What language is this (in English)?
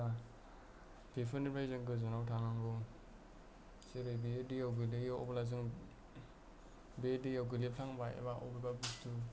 Bodo